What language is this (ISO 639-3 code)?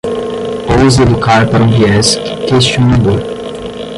por